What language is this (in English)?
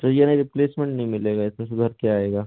Hindi